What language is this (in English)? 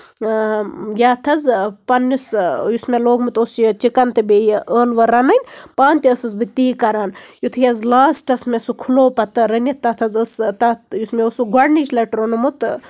Kashmiri